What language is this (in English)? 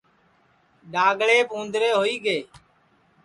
Sansi